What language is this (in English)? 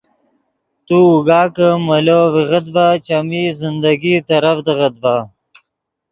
Yidgha